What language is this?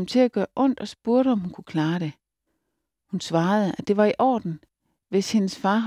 Danish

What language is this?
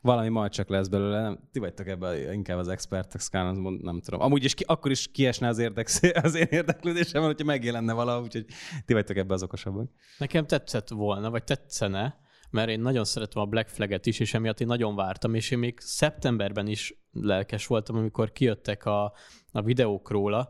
Hungarian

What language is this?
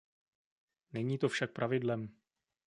Czech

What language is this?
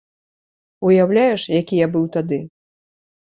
Belarusian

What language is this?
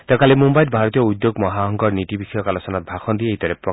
Assamese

